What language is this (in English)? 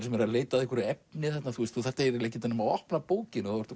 Icelandic